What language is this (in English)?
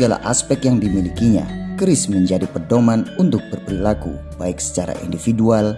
Indonesian